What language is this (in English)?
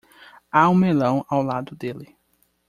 Portuguese